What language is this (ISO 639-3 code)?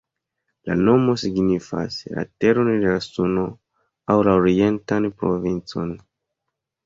epo